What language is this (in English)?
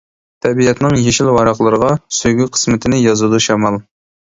Uyghur